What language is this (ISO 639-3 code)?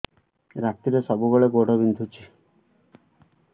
ori